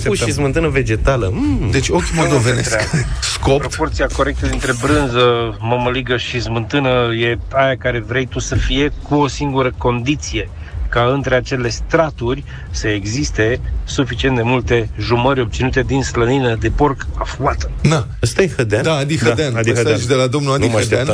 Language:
Romanian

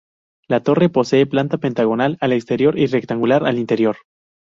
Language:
Spanish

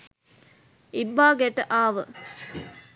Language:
Sinhala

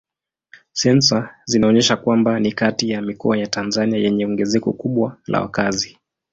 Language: Swahili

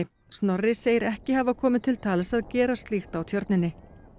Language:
Icelandic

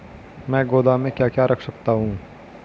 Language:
Hindi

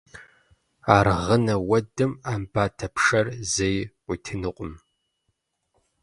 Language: Kabardian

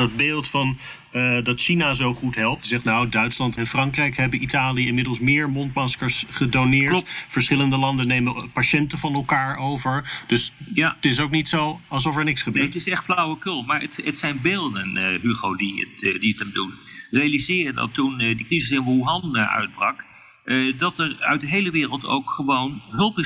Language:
Dutch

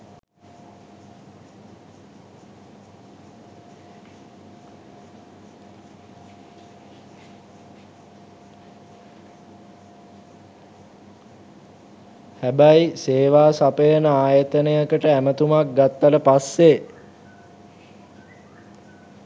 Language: Sinhala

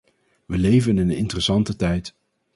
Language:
Dutch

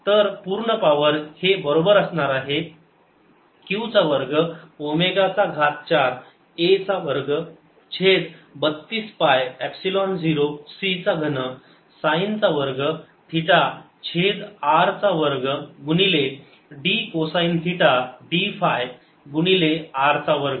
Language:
Marathi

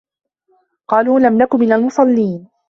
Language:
Arabic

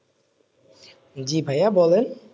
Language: Bangla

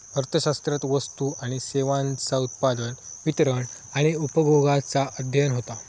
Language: Marathi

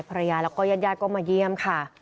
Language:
Thai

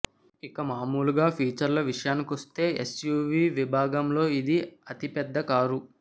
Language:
Telugu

